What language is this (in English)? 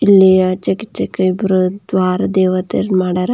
Kannada